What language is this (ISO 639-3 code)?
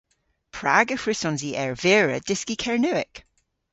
cor